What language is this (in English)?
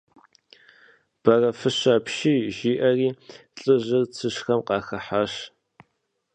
Kabardian